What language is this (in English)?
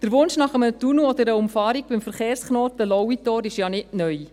Swiss German